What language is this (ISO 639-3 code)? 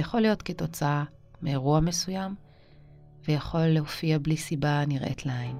heb